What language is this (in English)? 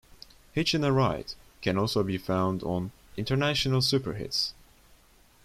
English